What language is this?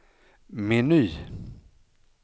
Swedish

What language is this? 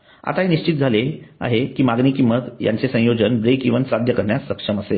Marathi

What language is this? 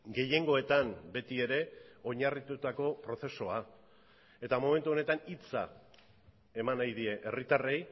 Basque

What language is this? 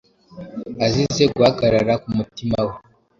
Kinyarwanda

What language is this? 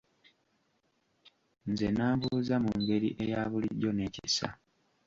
Ganda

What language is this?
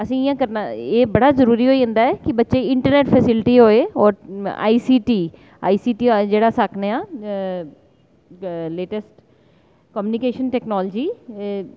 Dogri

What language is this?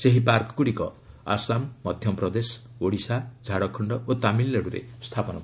Odia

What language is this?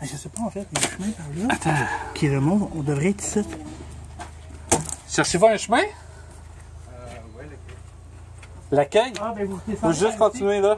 French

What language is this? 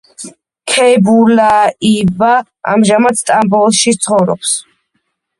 Georgian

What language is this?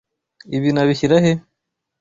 Kinyarwanda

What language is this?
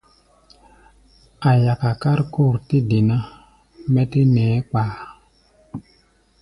Gbaya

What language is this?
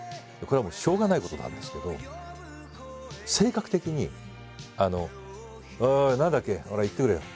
Japanese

